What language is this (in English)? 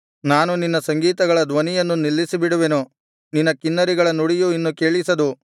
Kannada